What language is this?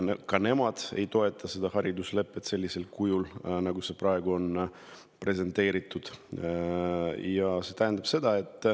Estonian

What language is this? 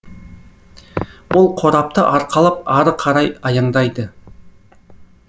Kazakh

